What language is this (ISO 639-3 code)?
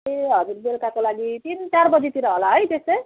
nep